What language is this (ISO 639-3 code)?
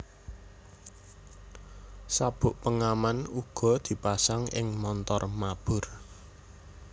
jav